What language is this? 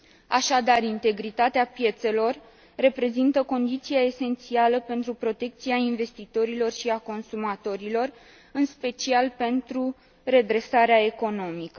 Romanian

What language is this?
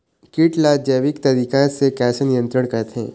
Chhattisgarhi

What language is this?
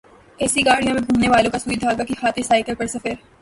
Urdu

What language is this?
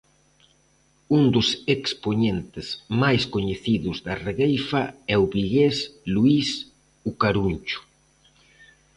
Galician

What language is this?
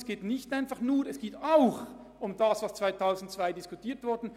Swiss German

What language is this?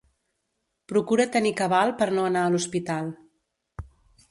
Catalan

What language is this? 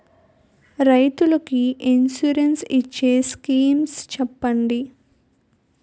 Telugu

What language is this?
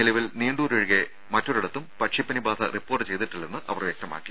Malayalam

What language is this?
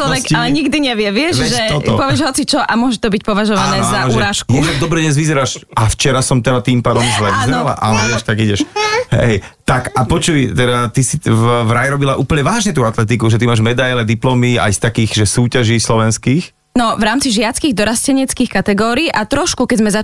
Slovak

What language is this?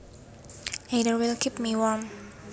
Javanese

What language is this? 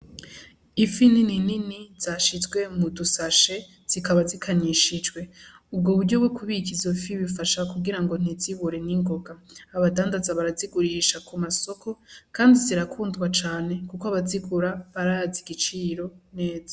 Rundi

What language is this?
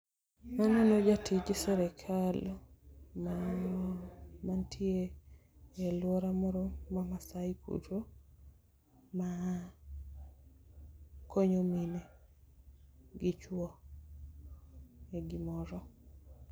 Luo (Kenya and Tanzania)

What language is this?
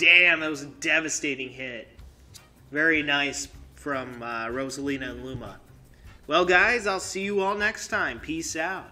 English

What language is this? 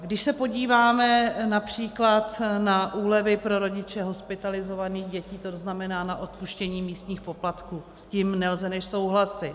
Czech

